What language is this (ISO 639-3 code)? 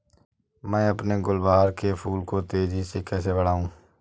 hin